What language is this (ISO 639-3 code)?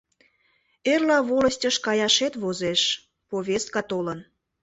chm